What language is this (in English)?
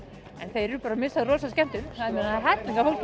Icelandic